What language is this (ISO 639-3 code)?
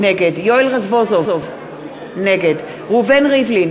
heb